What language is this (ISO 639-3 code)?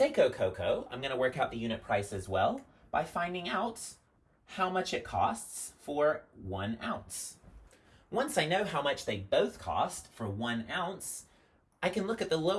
eng